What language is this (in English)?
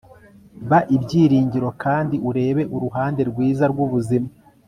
Kinyarwanda